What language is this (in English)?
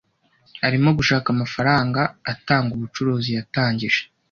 Kinyarwanda